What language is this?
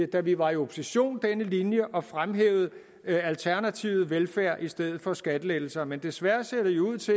Danish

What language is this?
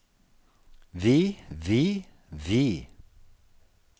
Norwegian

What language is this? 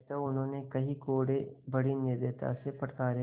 Hindi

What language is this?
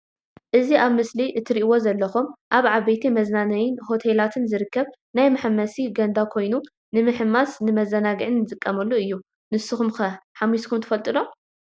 Tigrinya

